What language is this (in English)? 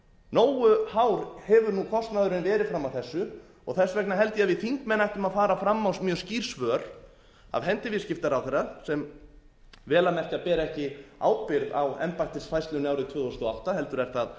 Icelandic